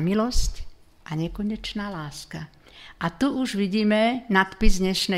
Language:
Slovak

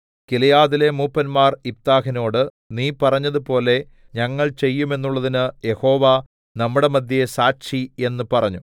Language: Malayalam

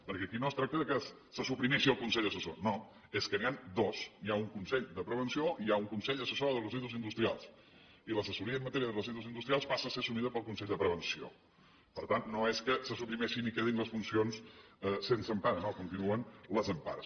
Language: Catalan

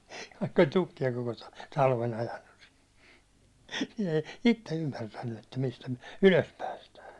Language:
Finnish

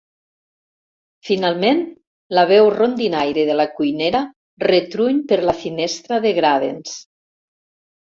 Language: Catalan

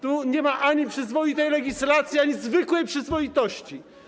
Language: Polish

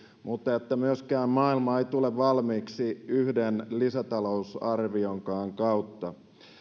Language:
Finnish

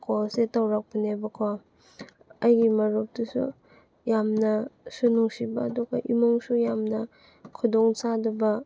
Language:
Manipuri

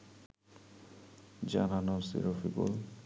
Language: Bangla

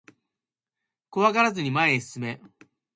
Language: Japanese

